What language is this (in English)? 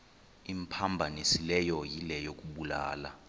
Xhosa